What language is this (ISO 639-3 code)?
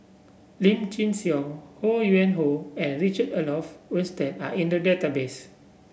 eng